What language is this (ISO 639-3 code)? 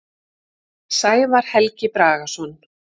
isl